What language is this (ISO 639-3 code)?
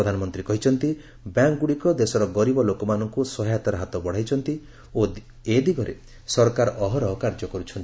ori